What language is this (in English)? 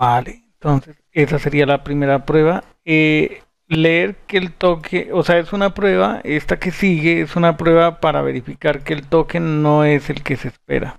Spanish